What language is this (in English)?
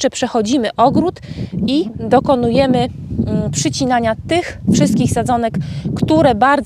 Polish